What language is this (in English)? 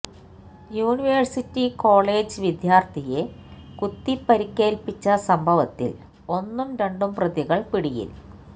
Malayalam